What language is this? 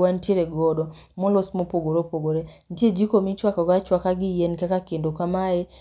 Luo (Kenya and Tanzania)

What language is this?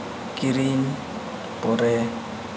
Santali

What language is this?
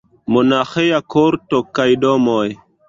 Esperanto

